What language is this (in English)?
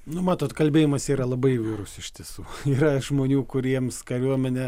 Lithuanian